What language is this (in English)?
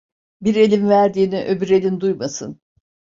Turkish